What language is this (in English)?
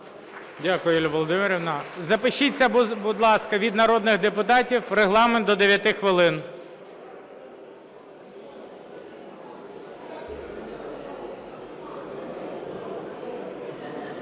Ukrainian